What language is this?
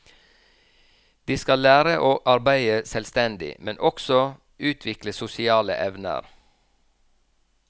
Norwegian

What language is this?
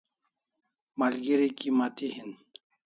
Kalasha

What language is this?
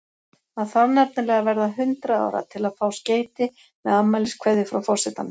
Icelandic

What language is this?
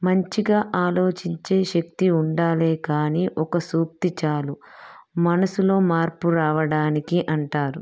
Telugu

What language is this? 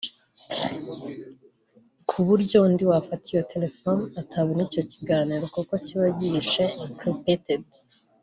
Kinyarwanda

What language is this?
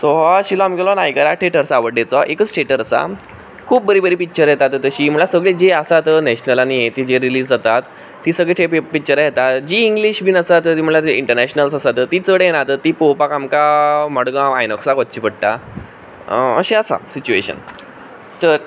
Konkani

